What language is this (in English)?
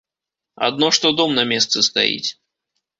Belarusian